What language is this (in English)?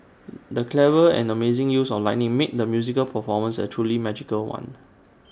English